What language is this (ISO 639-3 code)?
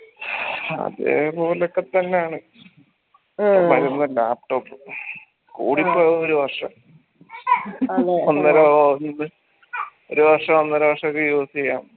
mal